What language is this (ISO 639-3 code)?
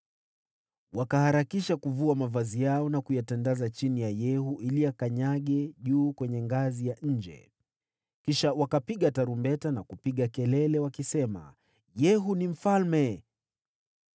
swa